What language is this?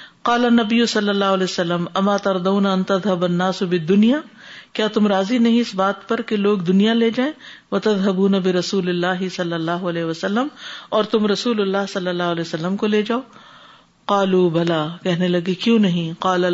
Urdu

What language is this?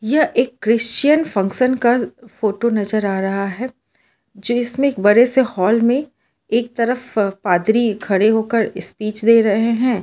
Hindi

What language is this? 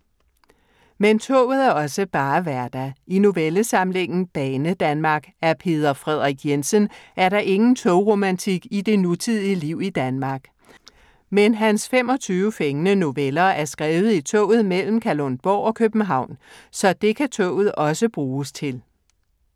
Danish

